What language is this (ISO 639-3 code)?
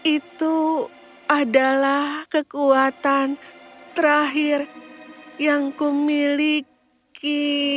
ind